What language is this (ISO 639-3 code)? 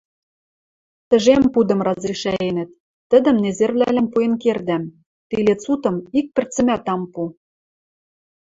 mrj